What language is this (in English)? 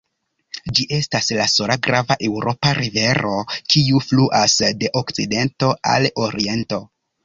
Esperanto